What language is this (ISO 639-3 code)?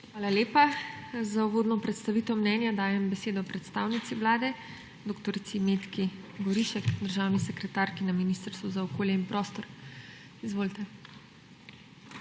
slv